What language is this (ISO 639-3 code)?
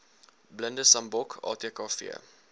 afr